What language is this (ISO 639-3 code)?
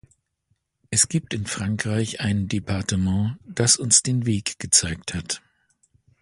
deu